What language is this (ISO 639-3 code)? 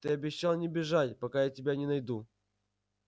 rus